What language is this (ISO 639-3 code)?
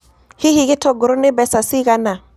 kik